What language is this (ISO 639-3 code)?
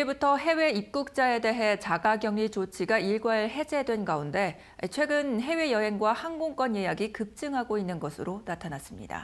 kor